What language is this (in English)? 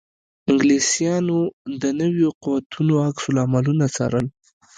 Pashto